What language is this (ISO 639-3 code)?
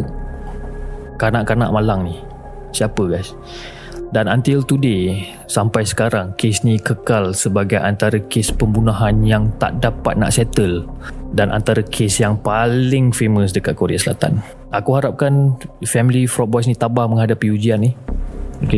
msa